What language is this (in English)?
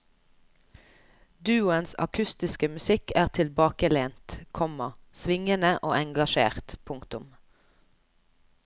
Norwegian